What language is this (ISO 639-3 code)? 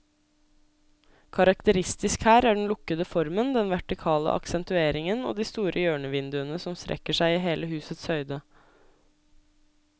nor